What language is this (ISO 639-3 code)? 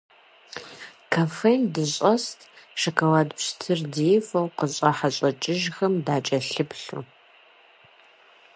kbd